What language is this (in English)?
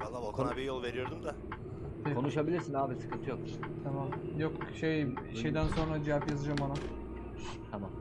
Turkish